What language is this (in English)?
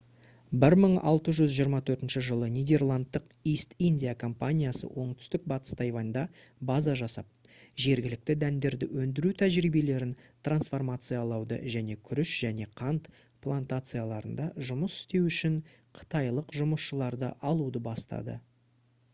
Kazakh